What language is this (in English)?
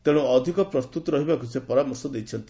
Odia